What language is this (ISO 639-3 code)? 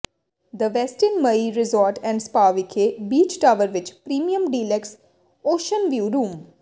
pan